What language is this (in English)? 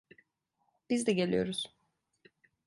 Turkish